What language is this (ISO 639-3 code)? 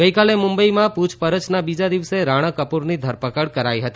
guj